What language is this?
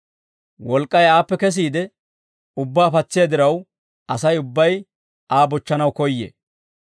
Dawro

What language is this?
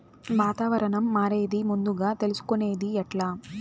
Telugu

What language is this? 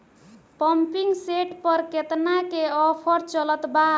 Bhojpuri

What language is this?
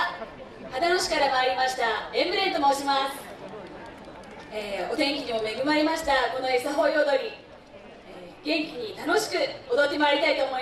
Japanese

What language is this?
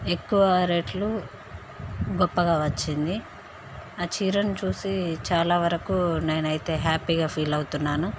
Telugu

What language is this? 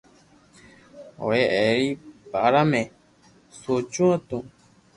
Loarki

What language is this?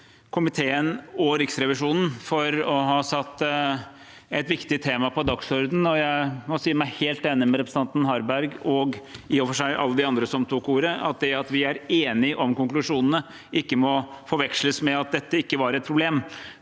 Norwegian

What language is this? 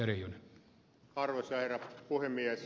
Finnish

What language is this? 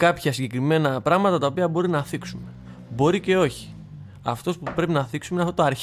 Greek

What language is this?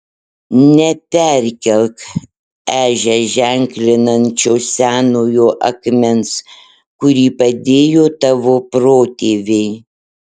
Lithuanian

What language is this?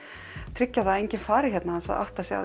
Icelandic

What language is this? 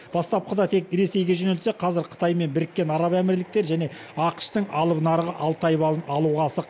Kazakh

